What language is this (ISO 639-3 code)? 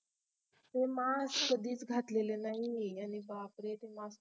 mar